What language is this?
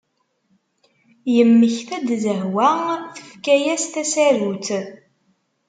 Kabyle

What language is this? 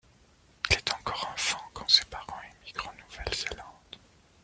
French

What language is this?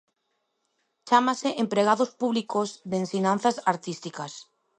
Galician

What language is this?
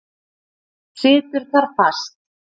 Icelandic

